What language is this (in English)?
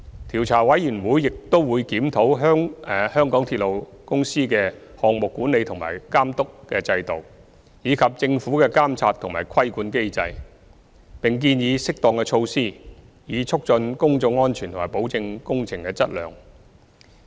Cantonese